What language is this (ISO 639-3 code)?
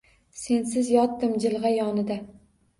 uzb